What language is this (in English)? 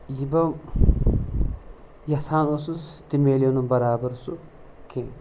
Kashmiri